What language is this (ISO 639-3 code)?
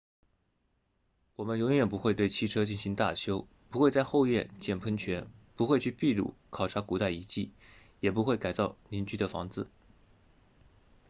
zho